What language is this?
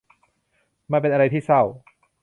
Thai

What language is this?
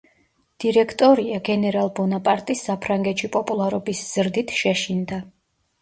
Georgian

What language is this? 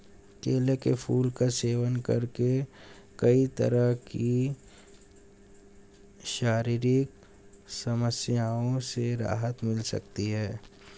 Hindi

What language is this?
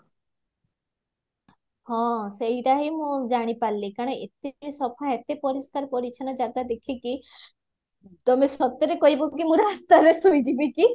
Odia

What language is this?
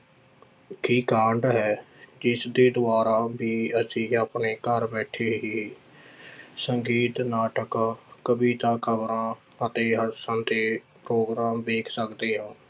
Punjabi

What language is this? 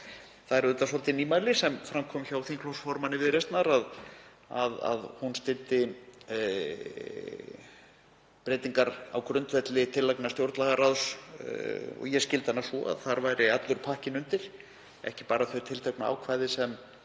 Icelandic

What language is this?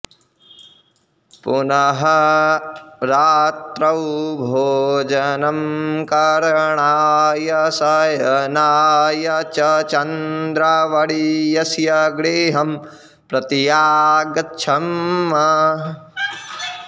Sanskrit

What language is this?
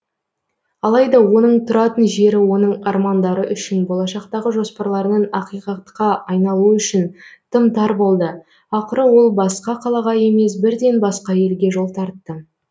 Kazakh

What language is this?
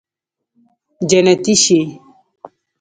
Pashto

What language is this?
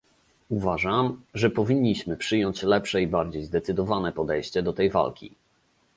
Polish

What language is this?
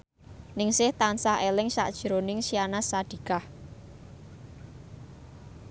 Javanese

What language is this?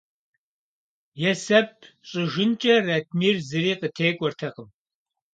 Kabardian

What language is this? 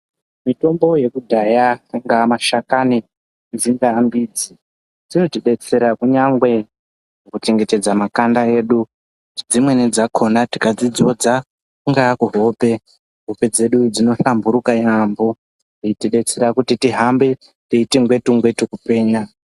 Ndau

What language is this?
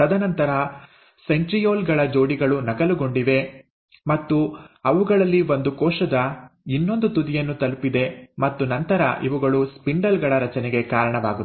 Kannada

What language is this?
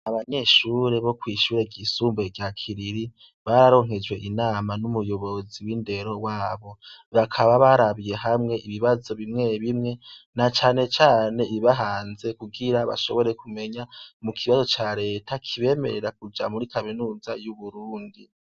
Rundi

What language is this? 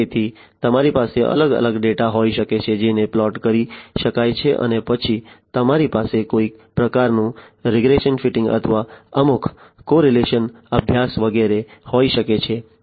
Gujarati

